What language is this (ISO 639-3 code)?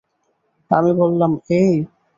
ben